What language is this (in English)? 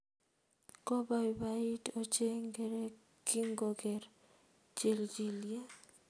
Kalenjin